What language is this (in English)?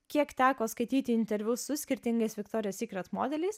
Lithuanian